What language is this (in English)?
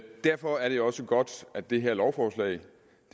Danish